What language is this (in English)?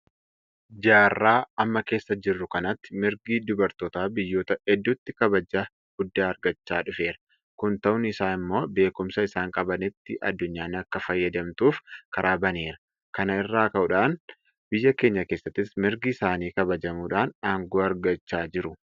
Oromo